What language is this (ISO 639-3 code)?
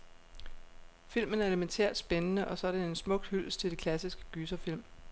dan